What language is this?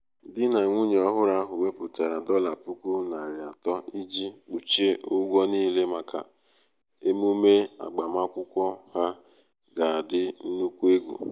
Igbo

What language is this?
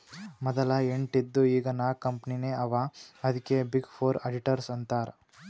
Kannada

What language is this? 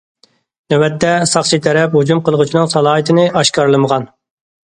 Uyghur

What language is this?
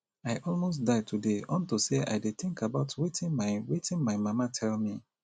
Nigerian Pidgin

